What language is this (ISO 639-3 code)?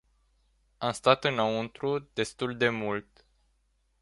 ron